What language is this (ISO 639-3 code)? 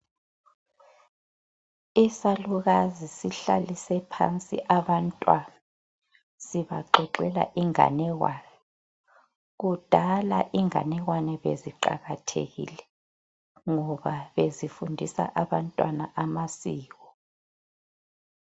nde